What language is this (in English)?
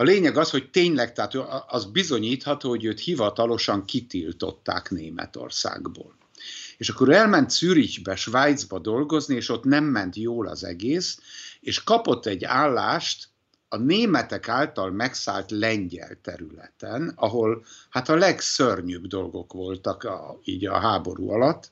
Hungarian